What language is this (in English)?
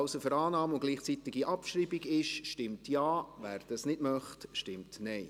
Swiss German